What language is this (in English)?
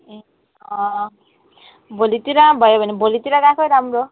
Nepali